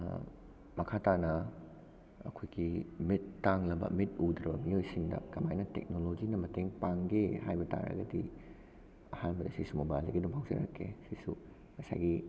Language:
Manipuri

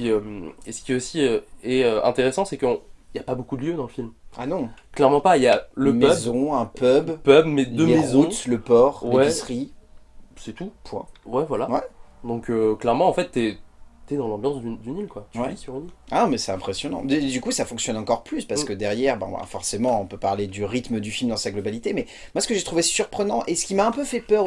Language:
French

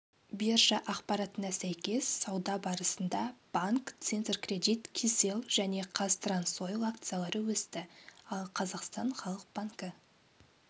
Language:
Kazakh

